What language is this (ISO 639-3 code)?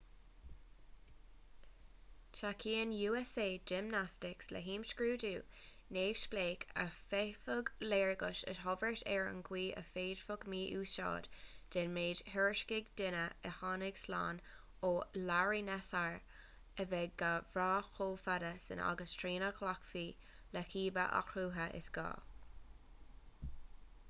gle